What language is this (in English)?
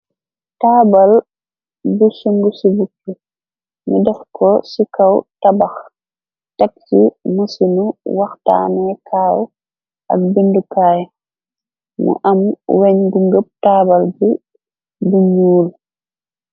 Wolof